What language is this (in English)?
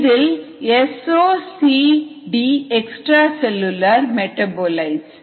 Tamil